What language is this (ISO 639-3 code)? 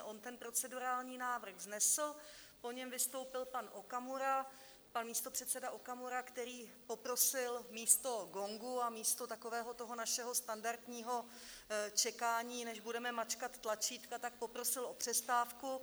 ces